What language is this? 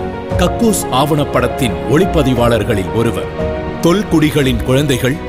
Tamil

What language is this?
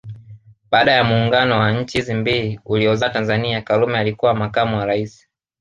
Swahili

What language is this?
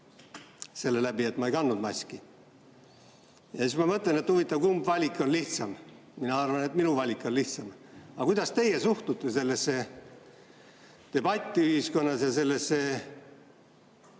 Estonian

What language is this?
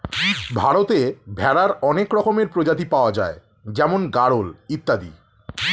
Bangla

